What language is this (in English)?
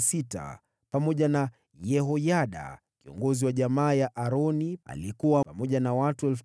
Swahili